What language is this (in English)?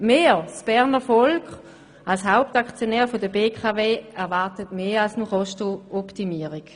Swiss German